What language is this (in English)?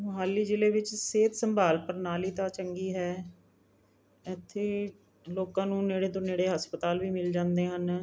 Punjabi